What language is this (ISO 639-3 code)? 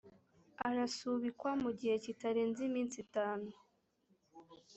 kin